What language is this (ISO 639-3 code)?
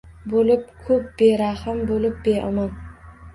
uzb